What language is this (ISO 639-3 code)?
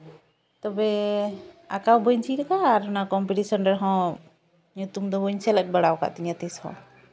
sat